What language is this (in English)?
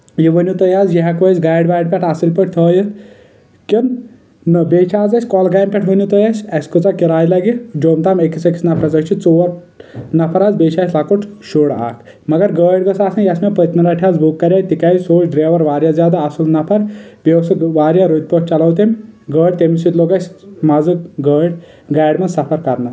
Kashmiri